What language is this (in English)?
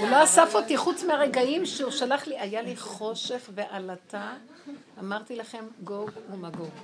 Hebrew